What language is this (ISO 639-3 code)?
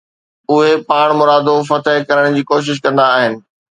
snd